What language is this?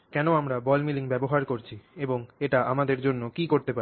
Bangla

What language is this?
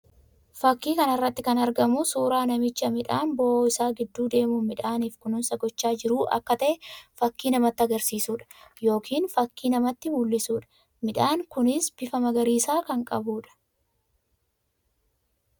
Oromo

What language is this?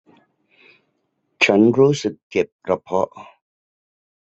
Thai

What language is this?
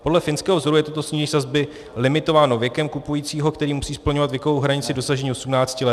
Czech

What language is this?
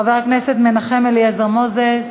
Hebrew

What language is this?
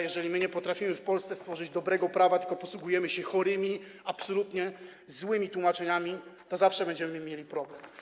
Polish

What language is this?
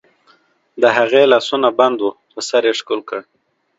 Pashto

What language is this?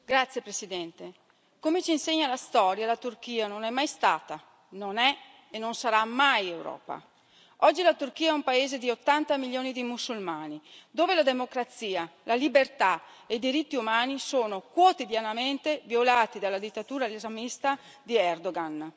Italian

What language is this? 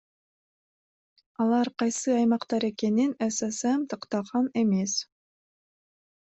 Kyrgyz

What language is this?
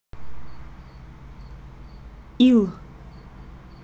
Russian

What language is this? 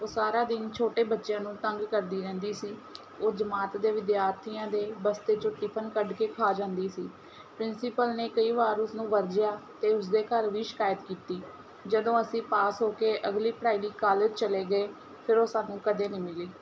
Punjabi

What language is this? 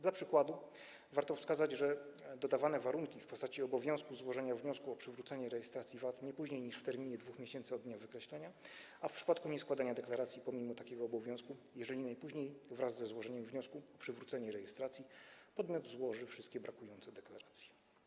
Polish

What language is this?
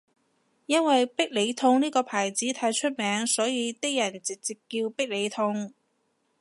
Cantonese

